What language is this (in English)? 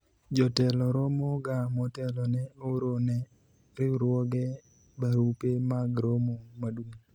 Luo (Kenya and Tanzania)